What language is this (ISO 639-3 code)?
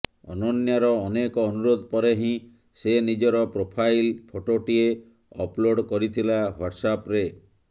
ori